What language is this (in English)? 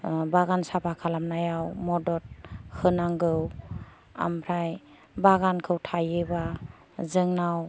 Bodo